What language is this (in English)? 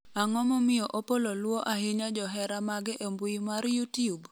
Luo (Kenya and Tanzania)